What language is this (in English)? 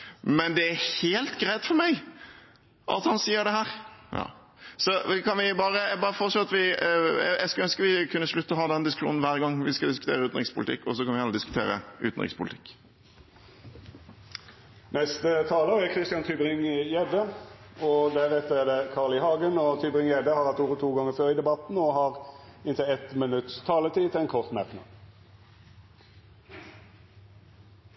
Norwegian